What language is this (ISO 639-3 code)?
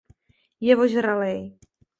ces